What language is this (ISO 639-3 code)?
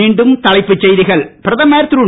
tam